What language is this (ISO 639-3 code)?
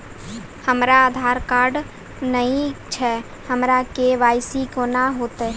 mai